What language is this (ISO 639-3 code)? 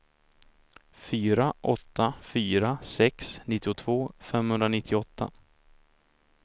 swe